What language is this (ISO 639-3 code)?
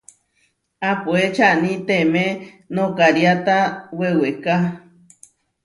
var